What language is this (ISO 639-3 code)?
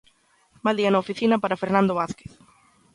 glg